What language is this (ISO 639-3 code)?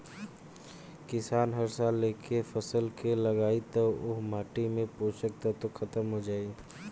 bho